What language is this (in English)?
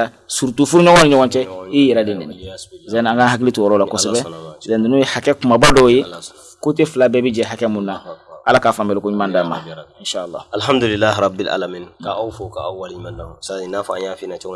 Indonesian